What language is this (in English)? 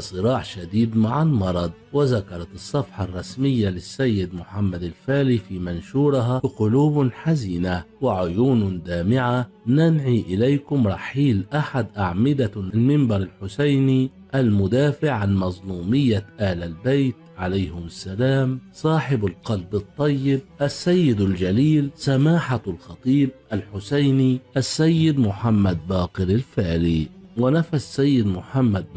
Arabic